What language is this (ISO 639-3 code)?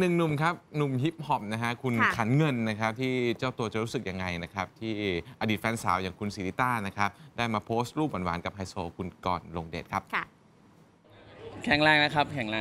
tha